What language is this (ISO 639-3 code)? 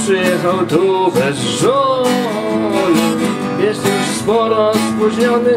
pol